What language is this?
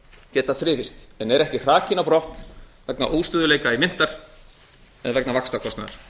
Icelandic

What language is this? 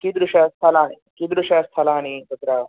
Sanskrit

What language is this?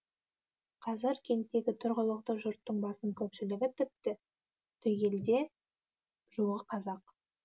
Kazakh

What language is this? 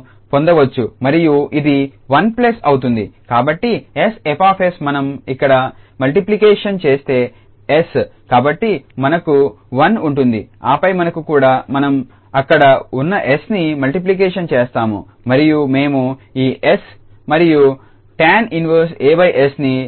Telugu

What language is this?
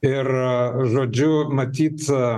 Lithuanian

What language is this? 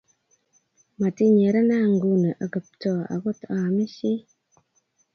Kalenjin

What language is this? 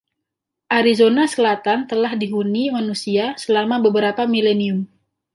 Indonesian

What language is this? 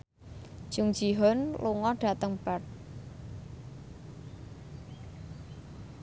Javanese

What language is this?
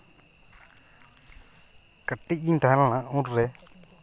Santali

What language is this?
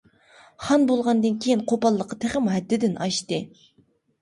Uyghur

